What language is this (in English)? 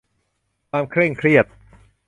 Thai